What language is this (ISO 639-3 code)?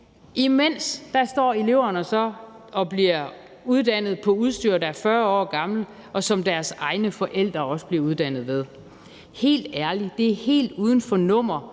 dan